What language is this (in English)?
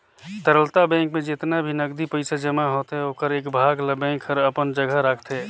Chhattisgarhi